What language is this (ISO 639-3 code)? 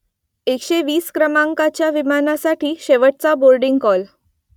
mar